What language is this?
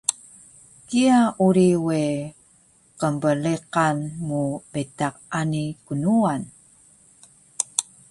Taroko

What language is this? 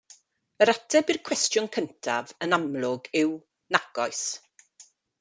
Welsh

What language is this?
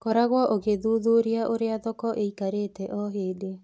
Kikuyu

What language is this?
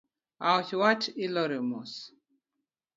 Luo (Kenya and Tanzania)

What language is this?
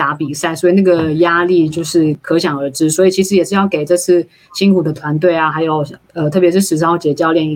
Chinese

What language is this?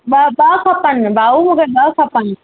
Sindhi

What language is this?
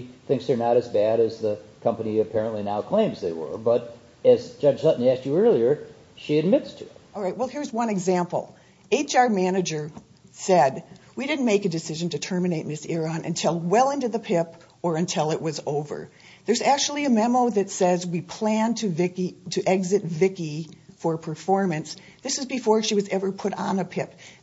English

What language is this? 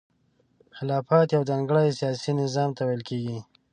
Pashto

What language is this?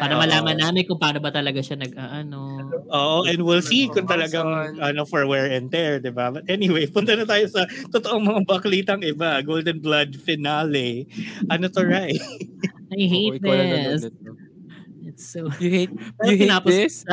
Filipino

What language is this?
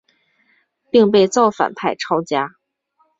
Chinese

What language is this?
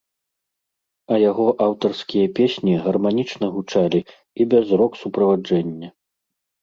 Belarusian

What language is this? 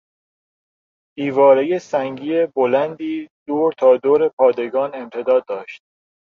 Persian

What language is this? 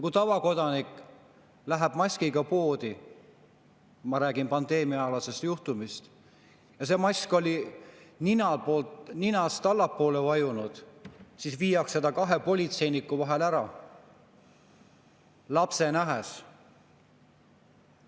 Estonian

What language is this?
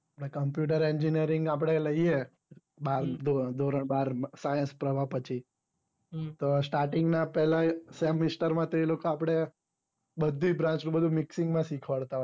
Gujarati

